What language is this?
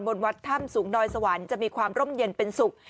Thai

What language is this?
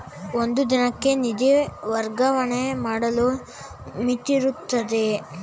Kannada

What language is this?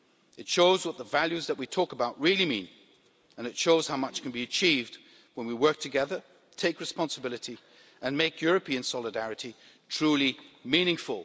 English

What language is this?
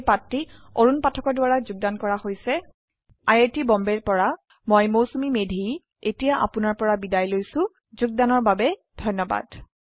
Assamese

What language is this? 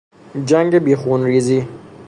Persian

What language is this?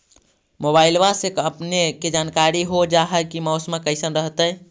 Magahi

